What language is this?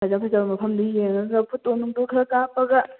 Manipuri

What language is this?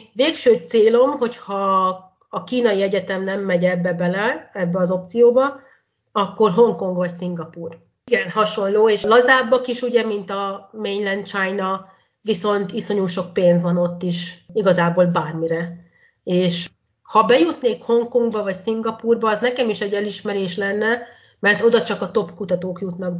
Hungarian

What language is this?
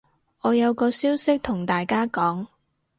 Cantonese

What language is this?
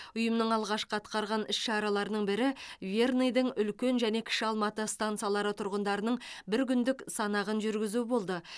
Kazakh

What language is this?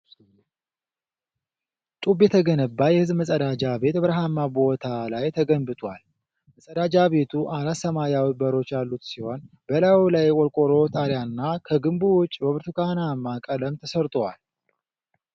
Amharic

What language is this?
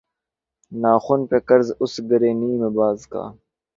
Urdu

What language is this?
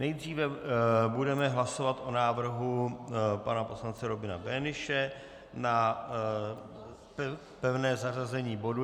Czech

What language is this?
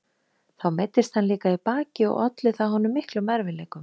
Icelandic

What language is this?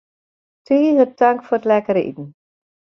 Western Frisian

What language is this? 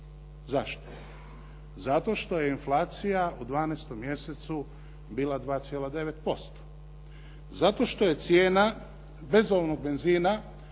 Croatian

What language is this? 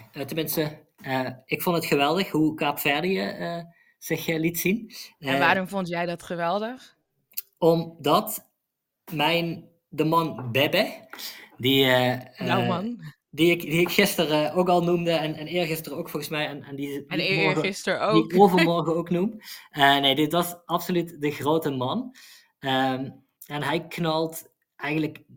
Dutch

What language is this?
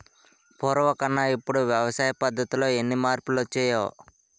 Telugu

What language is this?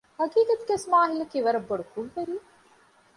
Divehi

